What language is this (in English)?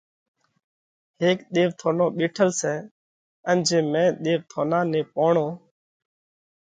Parkari Koli